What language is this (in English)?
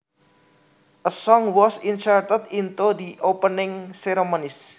Javanese